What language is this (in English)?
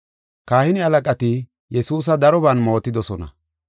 Gofa